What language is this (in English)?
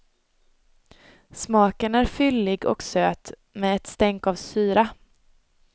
Swedish